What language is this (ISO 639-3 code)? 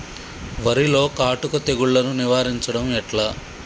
tel